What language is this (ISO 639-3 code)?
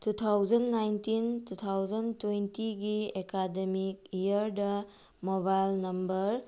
mni